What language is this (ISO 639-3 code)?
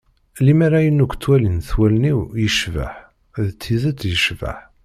kab